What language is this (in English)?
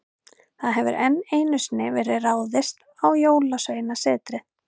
Icelandic